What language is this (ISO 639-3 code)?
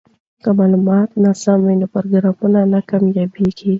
pus